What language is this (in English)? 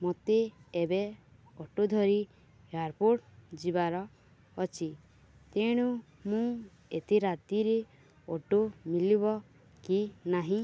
Odia